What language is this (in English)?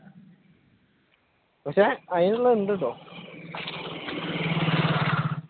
Malayalam